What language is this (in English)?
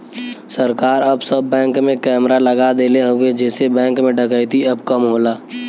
Bhojpuri